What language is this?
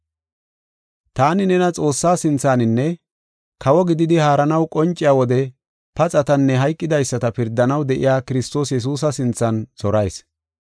Gofa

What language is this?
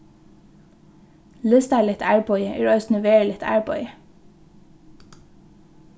Faroese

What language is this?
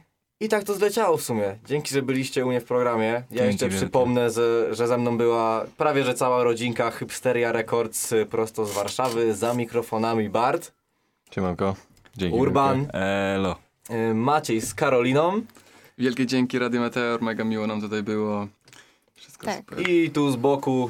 Polish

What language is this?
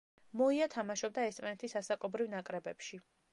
Georgian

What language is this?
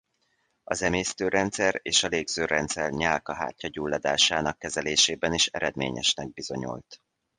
Hungarian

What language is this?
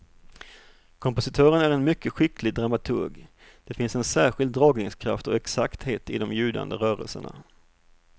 Swedish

